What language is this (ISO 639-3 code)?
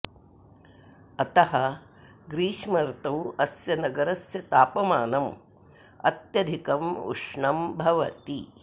san